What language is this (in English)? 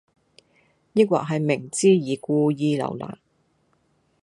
Cantonese